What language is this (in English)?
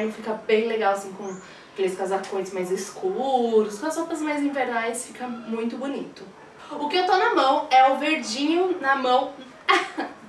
Portuguese